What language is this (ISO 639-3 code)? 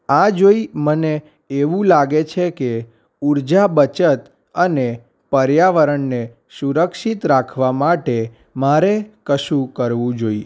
guj